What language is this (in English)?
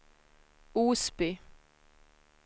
Swedish